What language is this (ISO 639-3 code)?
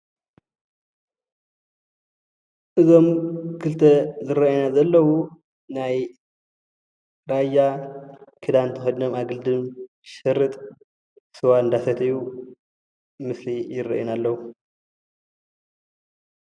tir